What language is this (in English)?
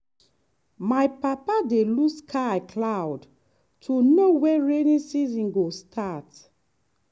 Nigerian Pidgin